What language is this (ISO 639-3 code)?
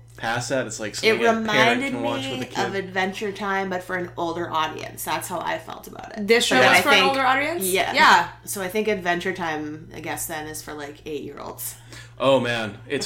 eng